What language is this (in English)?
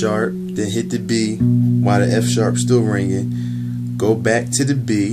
English